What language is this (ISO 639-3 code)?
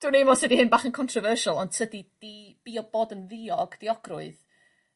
cym